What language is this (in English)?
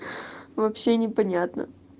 Russian